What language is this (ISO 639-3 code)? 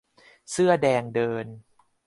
tha